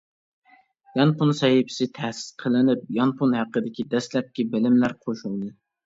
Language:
Uyghur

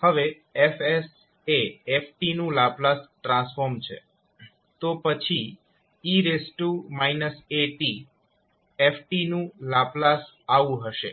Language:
Gujarati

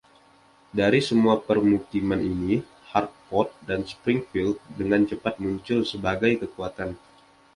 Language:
Indonesian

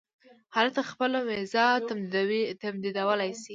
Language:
Pashto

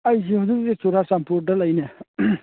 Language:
Manipuri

